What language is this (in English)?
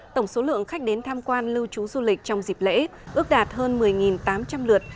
Vietnamese